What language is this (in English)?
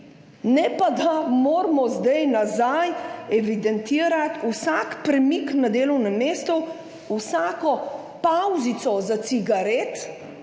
Slovenian